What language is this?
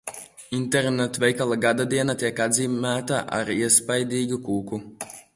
Latvian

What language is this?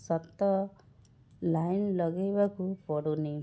Odia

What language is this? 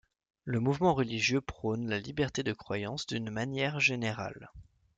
French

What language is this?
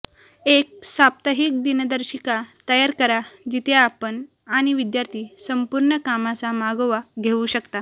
Marathi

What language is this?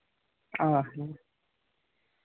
Santali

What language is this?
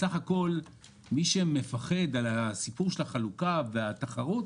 Hebrew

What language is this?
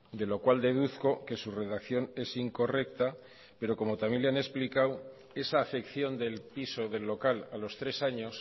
Spanish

